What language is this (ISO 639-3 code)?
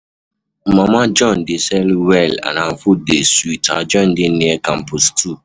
pcm